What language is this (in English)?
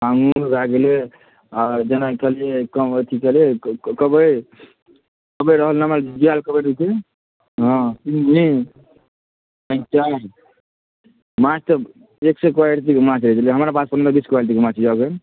Maithili